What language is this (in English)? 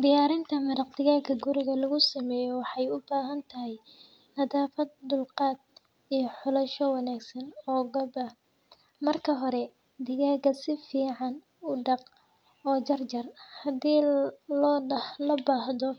Somali